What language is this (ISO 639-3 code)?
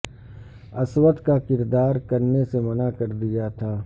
urd